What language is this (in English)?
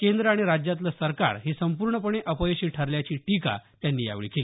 Marathi